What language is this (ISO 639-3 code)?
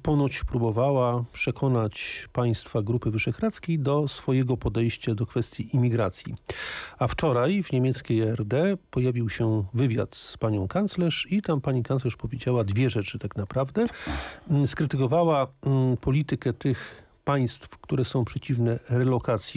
pol